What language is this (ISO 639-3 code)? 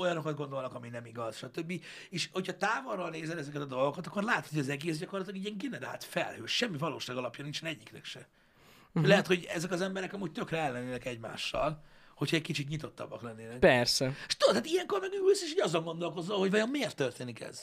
hun